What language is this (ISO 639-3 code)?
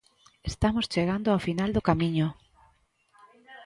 glg